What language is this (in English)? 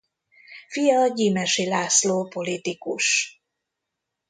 Hungarian